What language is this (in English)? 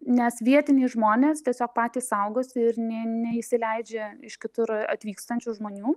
Lithuanian